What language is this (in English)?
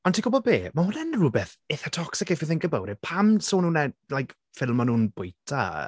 Welsh